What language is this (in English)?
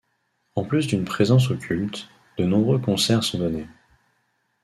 French